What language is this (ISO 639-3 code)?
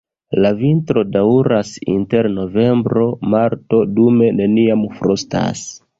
epo